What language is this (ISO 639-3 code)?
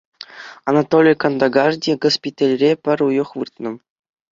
chv